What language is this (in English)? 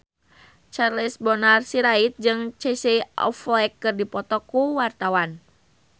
Sundanese